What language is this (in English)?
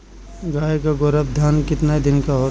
Bhojpuri